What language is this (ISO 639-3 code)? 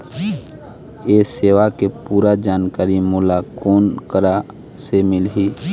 hne